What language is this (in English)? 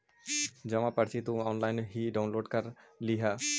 Magahi